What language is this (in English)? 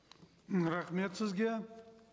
Kazakh